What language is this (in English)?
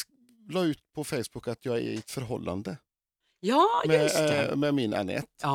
Swedish